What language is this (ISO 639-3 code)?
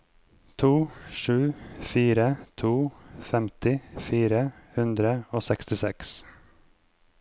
nor